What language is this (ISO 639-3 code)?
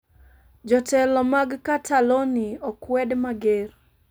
luo